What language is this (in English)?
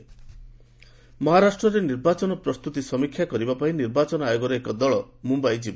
Odia